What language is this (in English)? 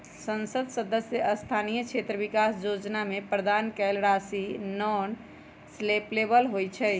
Magahi